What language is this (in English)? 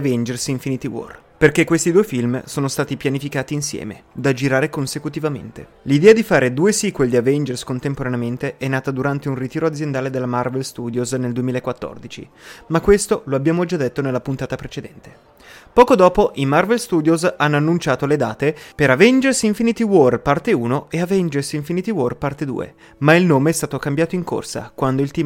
Italian